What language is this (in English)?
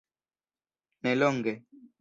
Esperanto